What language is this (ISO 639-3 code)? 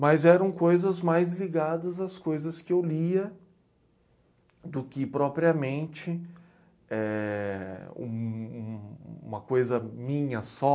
por